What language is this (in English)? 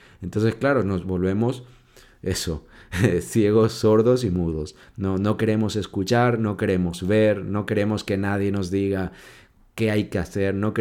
Spanish